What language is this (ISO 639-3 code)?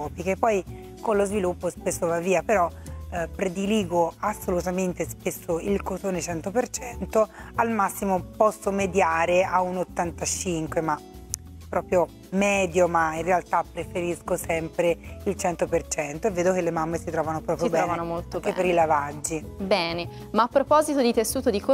ita